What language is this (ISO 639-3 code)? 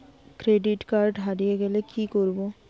ben